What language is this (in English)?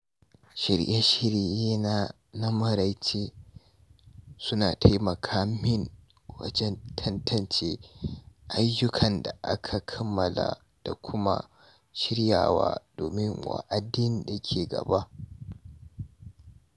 Hausa